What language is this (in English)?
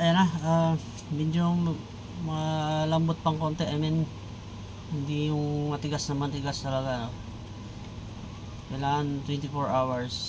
Filipino